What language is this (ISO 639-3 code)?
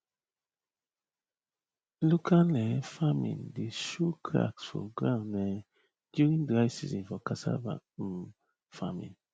pcm